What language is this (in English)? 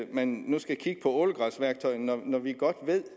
Danish